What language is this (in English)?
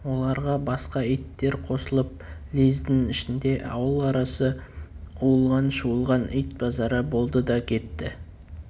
Kazakh